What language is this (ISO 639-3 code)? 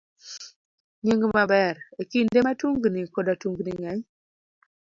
luo